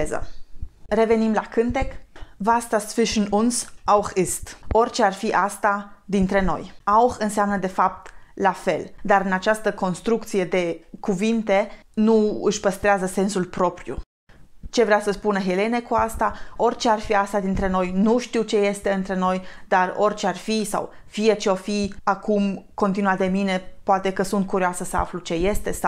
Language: Romanian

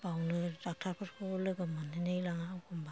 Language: Bodo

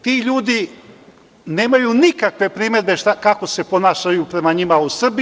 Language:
Serbian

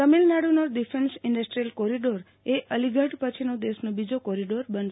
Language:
Gujarati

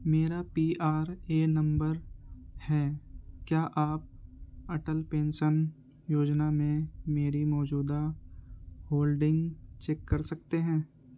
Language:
Urdu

